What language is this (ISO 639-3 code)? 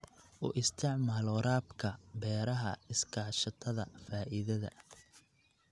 som